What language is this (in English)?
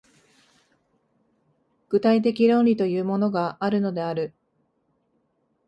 Japanese